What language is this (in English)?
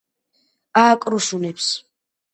Georgian